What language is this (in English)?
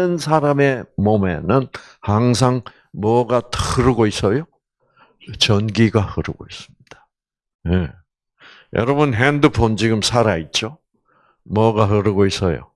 Korean